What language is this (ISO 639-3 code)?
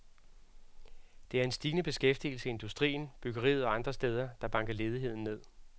dan